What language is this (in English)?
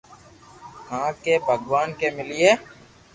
Loarki